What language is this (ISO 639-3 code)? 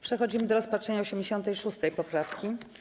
pol